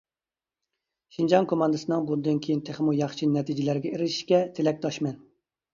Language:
Uyghur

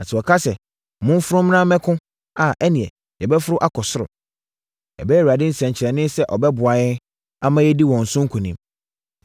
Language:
Akan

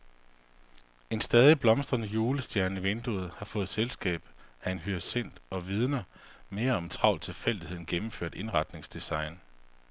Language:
Danish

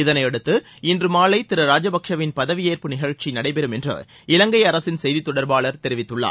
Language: Tamil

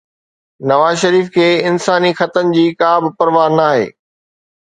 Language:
Sindhi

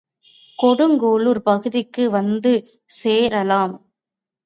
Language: Tamil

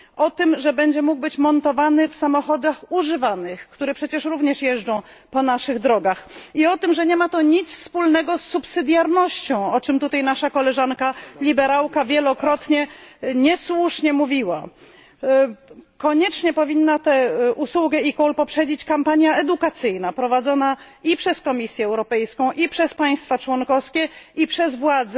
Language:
Polish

